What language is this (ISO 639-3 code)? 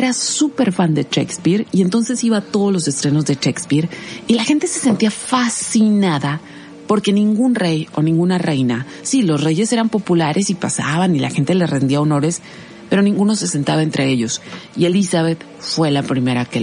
spa